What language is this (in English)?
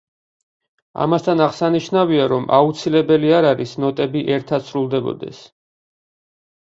Georgian